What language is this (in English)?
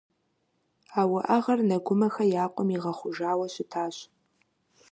Kabardian